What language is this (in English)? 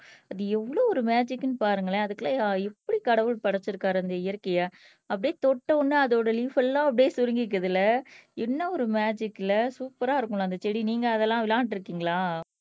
Tamil